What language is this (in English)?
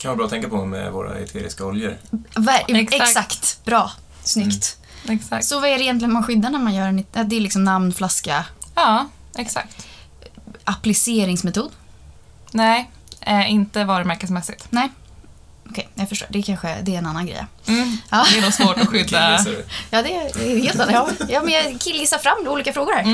Swedish